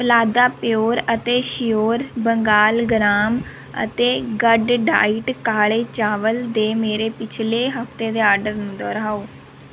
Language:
Punjabi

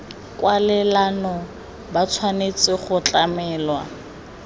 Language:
Tswana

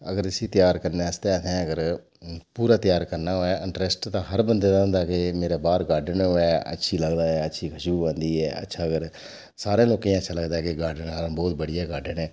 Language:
Dogri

